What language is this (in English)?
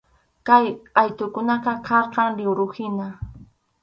Arequipa-La Unión Quechua